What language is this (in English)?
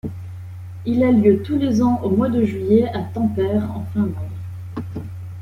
French